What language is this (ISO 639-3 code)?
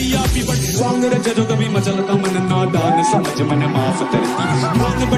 ara